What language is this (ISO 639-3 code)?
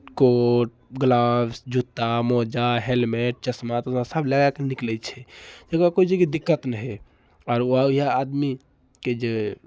mai